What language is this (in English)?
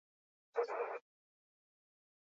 Basque